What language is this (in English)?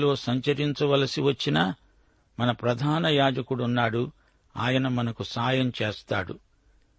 Telugu